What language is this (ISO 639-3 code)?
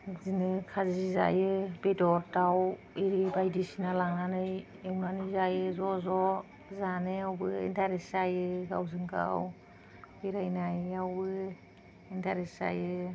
brx